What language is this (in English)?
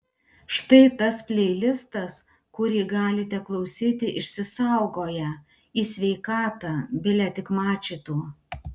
Lithuanian